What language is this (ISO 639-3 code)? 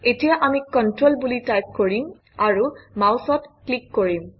asm